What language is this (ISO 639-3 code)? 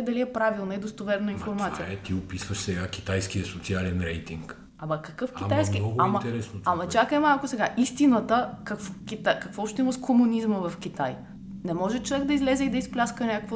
bul